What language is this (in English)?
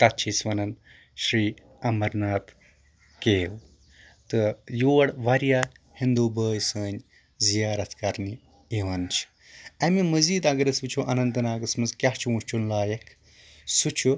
Kashmiri